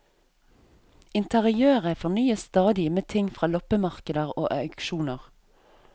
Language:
Norwegian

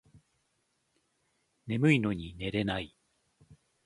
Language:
Japanese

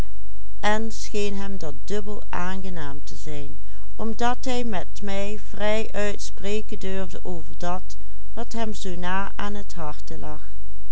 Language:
Dutch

